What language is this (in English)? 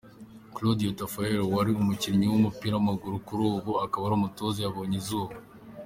Kinyarwanda